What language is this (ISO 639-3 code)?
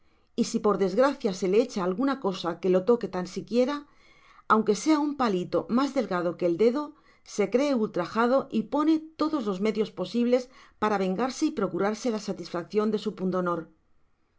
spa